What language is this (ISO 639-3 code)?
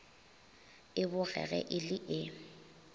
nso